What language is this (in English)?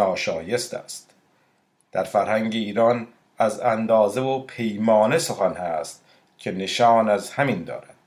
Persian